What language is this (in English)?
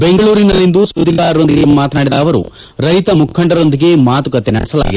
Kannada